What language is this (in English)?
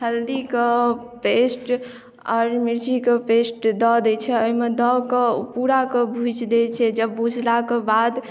Maithili